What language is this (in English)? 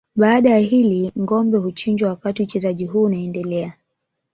Swahili